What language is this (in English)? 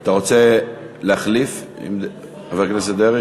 Hebrew